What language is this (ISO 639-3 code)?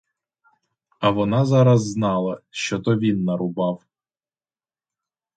ukr